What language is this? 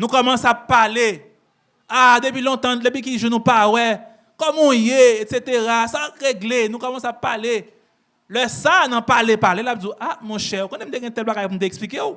French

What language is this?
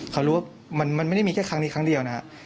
Thai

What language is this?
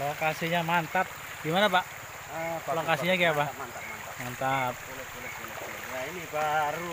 Indonesian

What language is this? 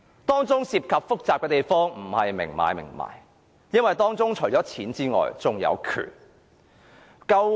Cantonese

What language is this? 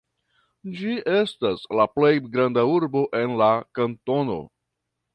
Esperanto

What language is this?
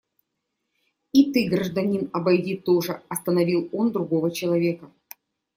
Russian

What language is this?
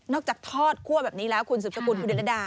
Thai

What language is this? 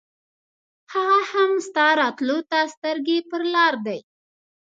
Pashto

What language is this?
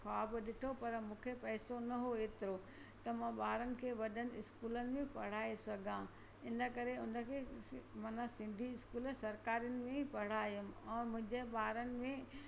Sindhi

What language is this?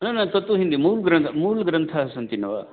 Sanskrit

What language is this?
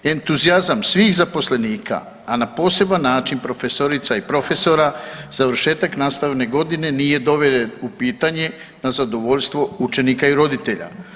Croatian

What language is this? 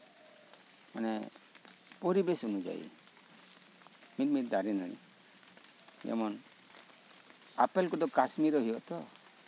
Santali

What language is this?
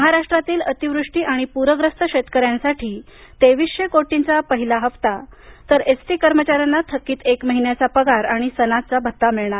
Marathi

